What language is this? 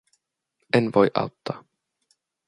Finnish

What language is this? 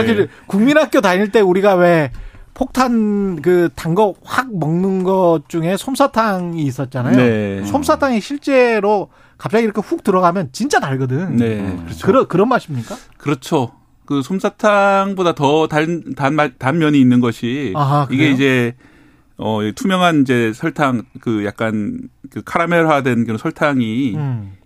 Korean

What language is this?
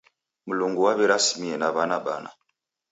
Taita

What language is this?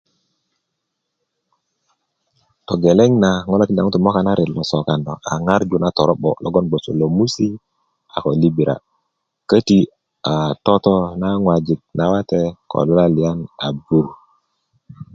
Kuku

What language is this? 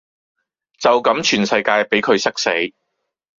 Cantonese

